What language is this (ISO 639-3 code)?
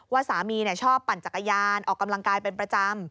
tha